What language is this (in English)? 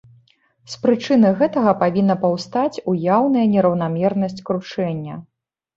Belarusian